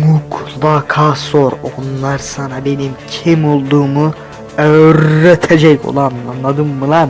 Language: Turkish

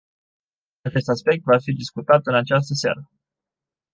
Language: Romanian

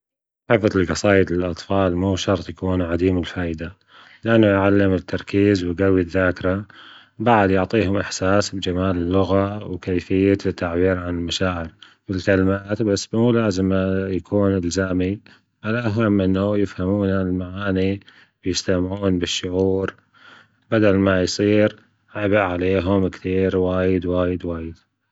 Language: Gulf Arabic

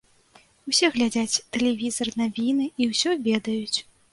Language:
Belarusian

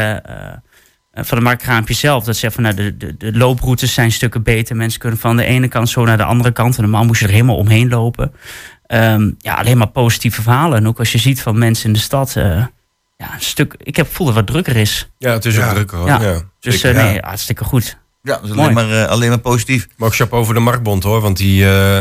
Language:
Dutch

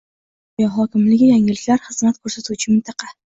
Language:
Uzbek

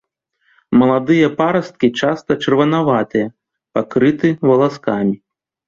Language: Belarusian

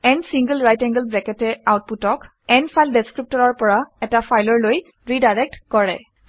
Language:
Assamese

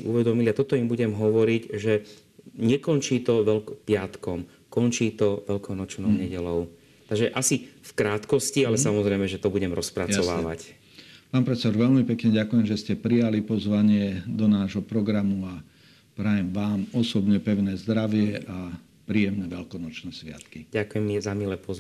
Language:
Slovak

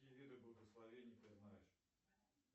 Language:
Russian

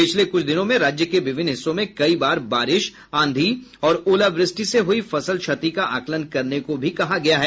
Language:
Hindi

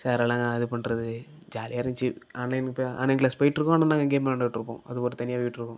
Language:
Tamil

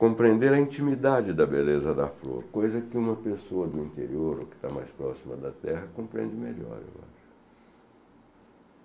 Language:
Portuguese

